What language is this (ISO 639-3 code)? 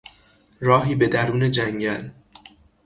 fas